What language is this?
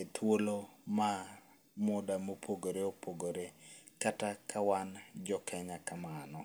Luo (Kenya and Tanzania)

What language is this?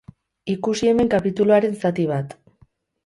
Basque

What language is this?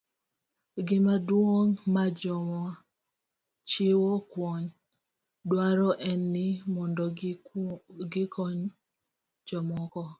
Luo (Kenya and Tanzania)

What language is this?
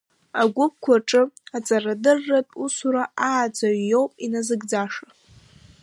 Abkhazian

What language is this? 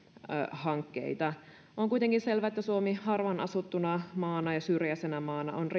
Finnish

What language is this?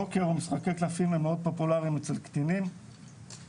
Hebrew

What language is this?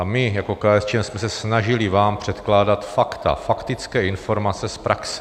Czech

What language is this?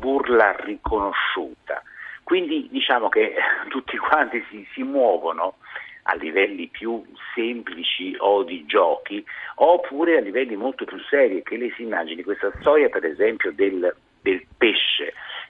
Italian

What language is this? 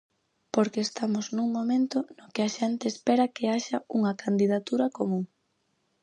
Galician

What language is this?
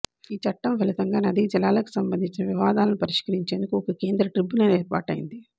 Telugu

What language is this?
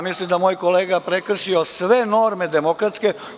Serbian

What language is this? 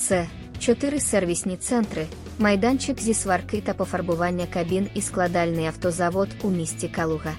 Ukrainian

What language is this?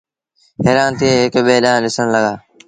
Sindhi Bhil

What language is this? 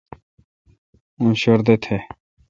Kalkoti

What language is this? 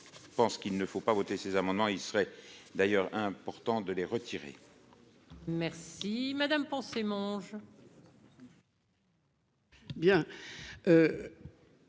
French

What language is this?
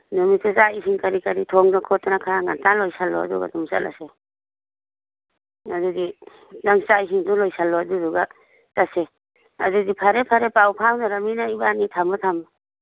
Manipuri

